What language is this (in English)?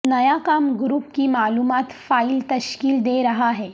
Urdu